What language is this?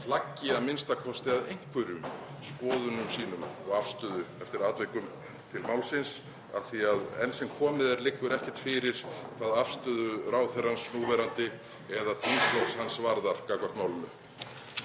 Icelandic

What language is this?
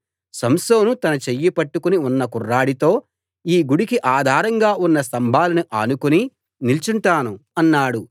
Telugu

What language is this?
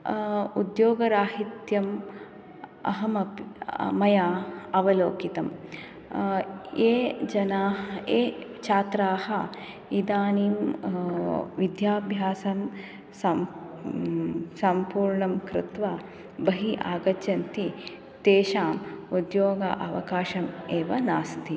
Sanskrit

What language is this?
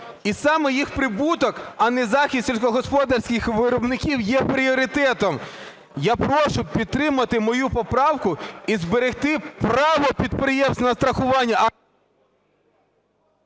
Ukrainian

